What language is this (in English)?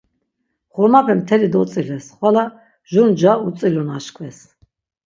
Laz